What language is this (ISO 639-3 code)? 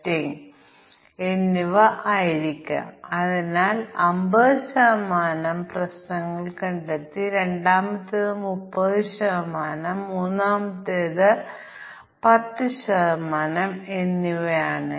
mal